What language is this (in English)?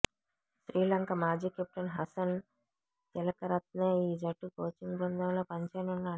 Telugu